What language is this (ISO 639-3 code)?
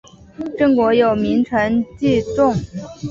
zho